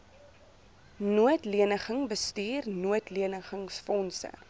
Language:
Afrikaans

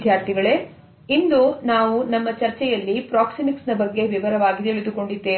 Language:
Kannada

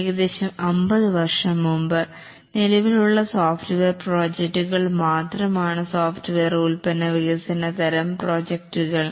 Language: Malayalam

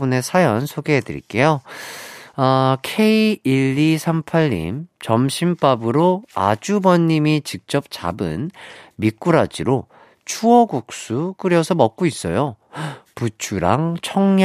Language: Korean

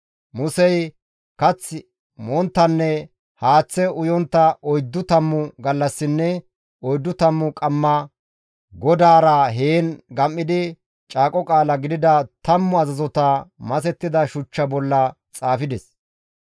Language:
Gamo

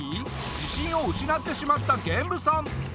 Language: Japanese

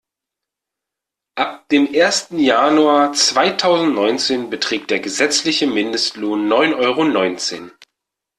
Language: German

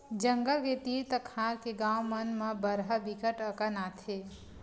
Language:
Chhattisgarhi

